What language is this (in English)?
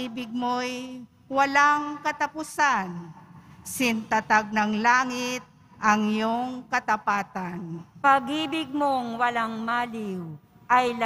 Filipino